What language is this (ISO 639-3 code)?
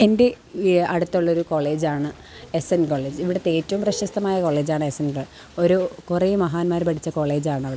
mal